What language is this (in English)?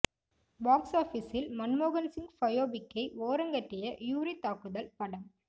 Tamil